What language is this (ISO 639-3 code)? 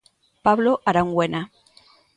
glg